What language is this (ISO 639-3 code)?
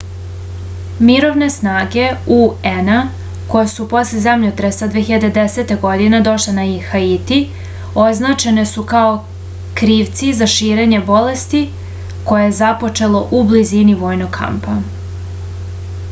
srp